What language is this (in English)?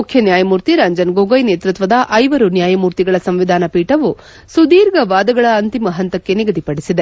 Kannada